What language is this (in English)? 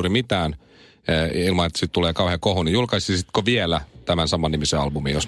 Finnish